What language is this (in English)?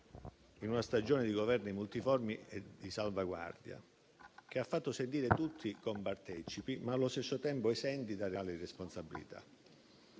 Italian